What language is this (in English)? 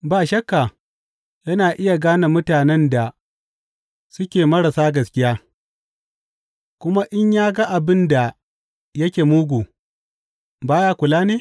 Hausa